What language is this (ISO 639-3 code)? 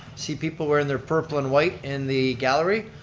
eng